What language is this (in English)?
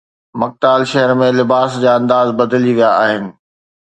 Sindhi